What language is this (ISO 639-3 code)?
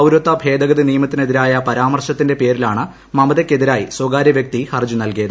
mal